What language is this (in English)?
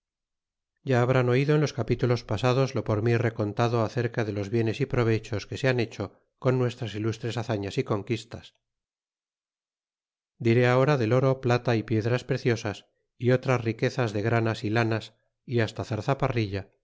Spanish